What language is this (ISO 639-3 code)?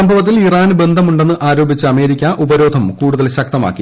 mal